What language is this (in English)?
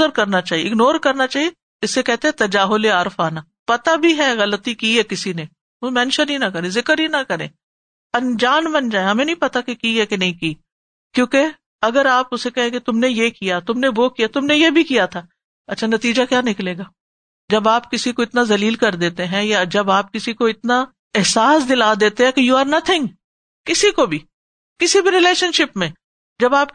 Urdu